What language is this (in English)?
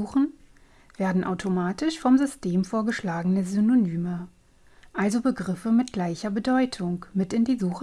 German